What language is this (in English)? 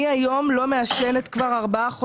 Hebrew